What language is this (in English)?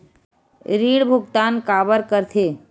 Chhattisgarhi